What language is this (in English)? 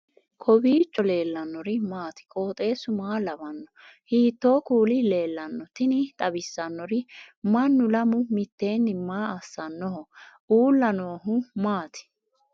Sidamo